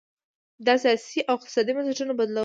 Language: Pashto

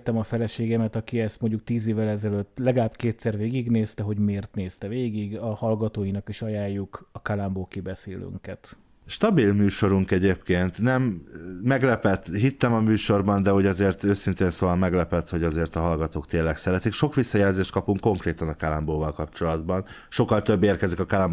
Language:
Hungarian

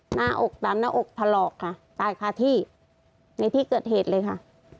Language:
Thai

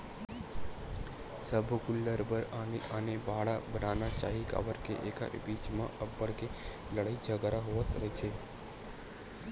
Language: Chhattisgarhi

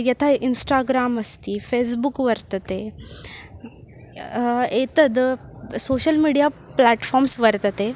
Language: Sanskrit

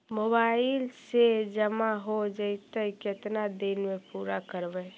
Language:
Magahi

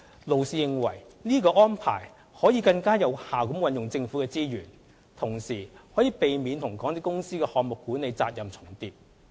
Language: Cantonese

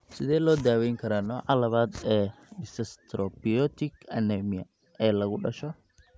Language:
Somali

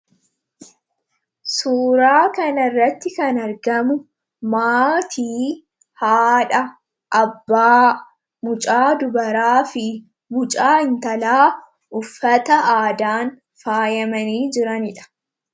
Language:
Oromo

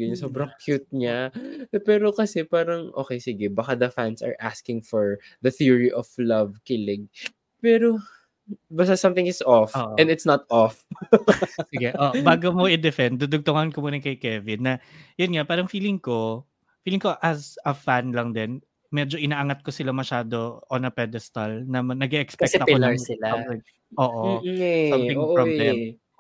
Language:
Filipino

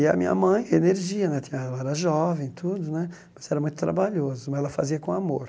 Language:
Portuguese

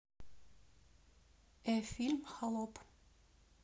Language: Russian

